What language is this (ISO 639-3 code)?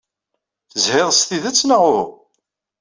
kab